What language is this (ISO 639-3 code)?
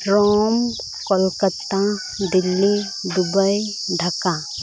sat